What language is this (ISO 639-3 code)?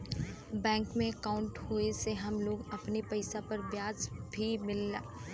bho